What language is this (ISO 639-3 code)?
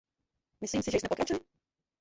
ces